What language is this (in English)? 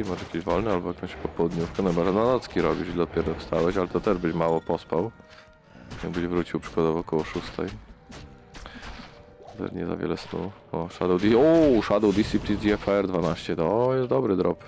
Polish